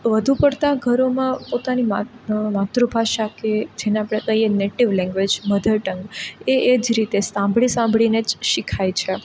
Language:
Gujarati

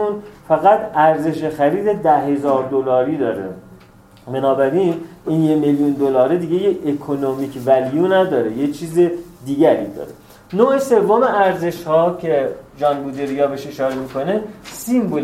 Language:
Persian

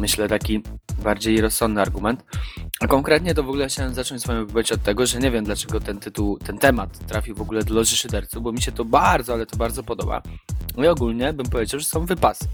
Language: Polish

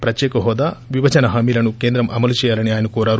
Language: Telugu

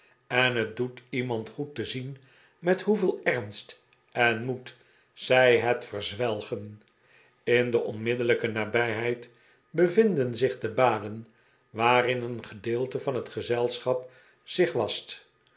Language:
Dutch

